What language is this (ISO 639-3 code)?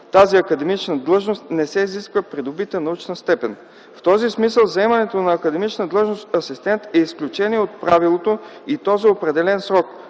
bul